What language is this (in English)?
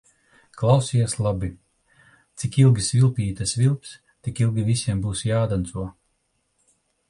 Latvian